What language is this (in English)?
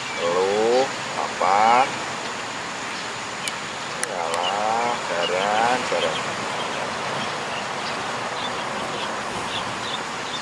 Indonesian